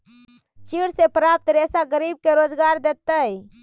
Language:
Magahi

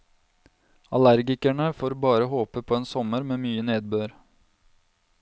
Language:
Norwegian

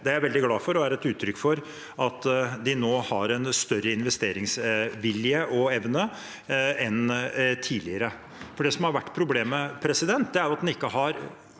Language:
Norwegian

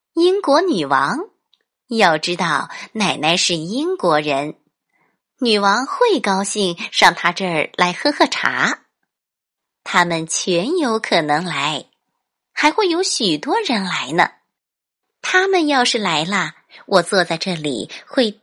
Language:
Chinese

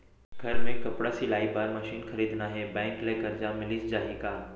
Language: Chhattisgarhi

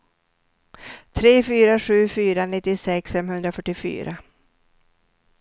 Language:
Swedish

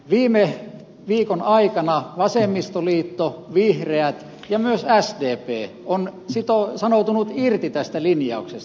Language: Finnish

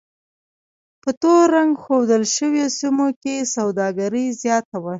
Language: Pashto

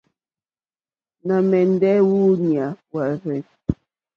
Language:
Mokpwe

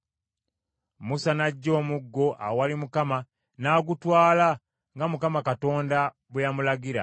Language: Ganda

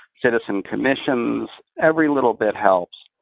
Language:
English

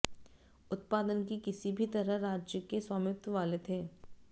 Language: Hindi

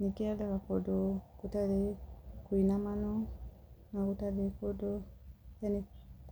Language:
Kikuyu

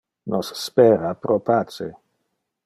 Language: Interlingua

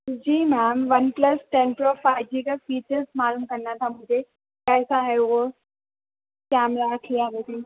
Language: Urdu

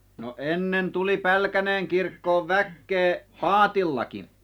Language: Finnish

